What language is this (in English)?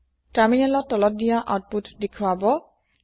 Assamese